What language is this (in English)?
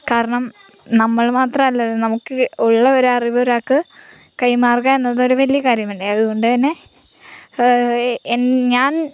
Malayalam